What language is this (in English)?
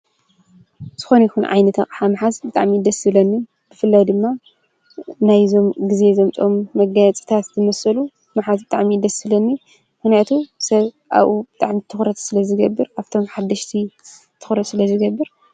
Tigrinya